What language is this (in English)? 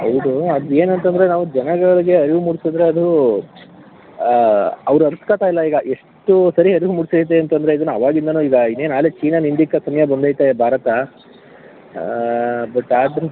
Kannada